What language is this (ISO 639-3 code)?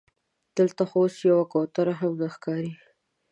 pus